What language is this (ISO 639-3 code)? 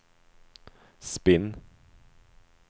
swe